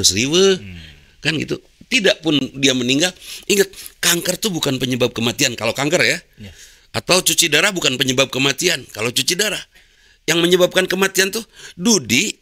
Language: Indonesian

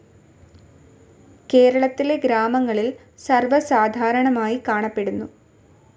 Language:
Malayalam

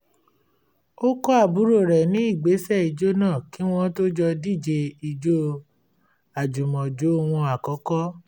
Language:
Yoruba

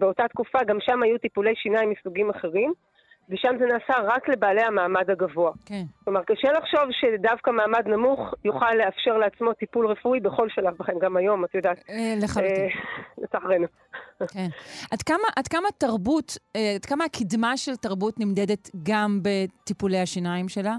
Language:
Hebrew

